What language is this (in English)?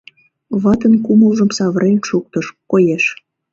Mari